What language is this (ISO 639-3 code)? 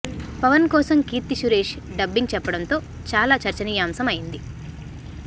tel